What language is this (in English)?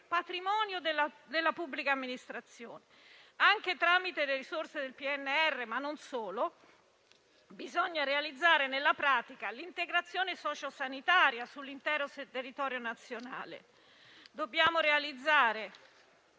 Italian